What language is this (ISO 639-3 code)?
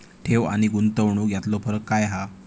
mar